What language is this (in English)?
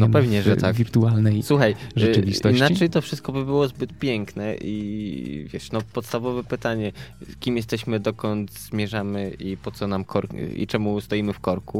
Polish